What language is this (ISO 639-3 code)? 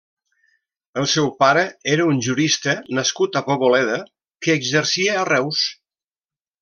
cat